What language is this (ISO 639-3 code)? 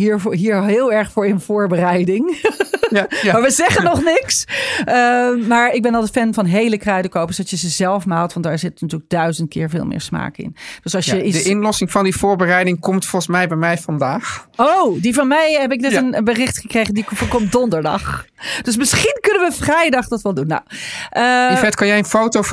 nld